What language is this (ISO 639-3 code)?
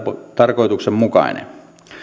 fin